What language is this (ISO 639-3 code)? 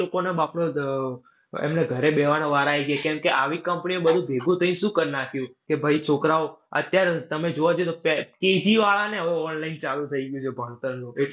guj